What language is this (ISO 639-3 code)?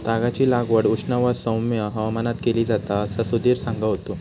mar